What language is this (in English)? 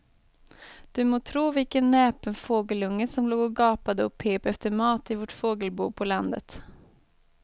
Swedish